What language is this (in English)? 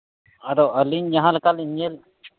Santali